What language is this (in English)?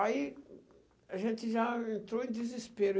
Portuguese